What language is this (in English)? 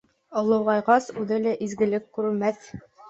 Bashkir